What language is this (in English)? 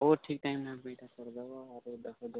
Odia